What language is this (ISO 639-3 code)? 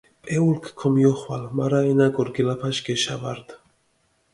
xmf